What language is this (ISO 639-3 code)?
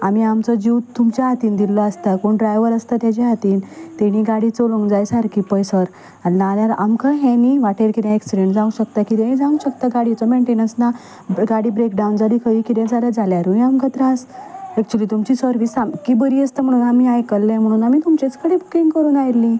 kok